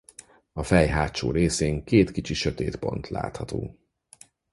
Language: Hungarian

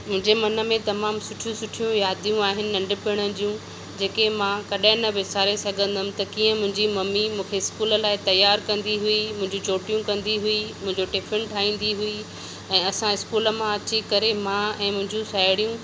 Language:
Sindhi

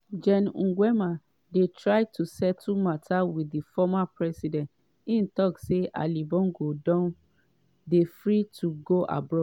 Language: Nigerian Pidgin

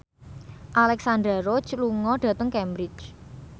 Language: Javanese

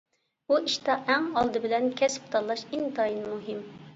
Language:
Uyghur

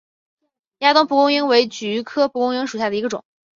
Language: Chinese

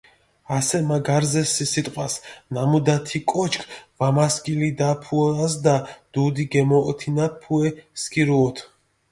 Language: Mingrelian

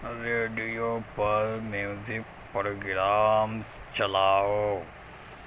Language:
Urdu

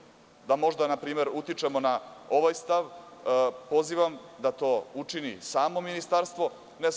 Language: Serbian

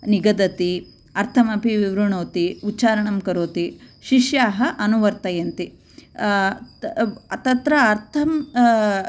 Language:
Sanskrit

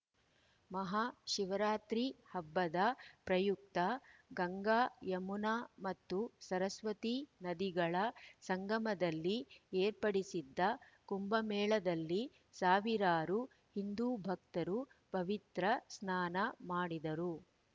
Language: Kannada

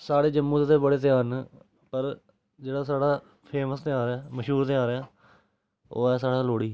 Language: Dogri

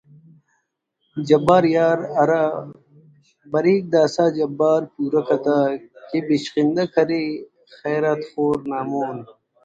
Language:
Brahui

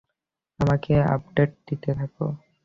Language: Bangla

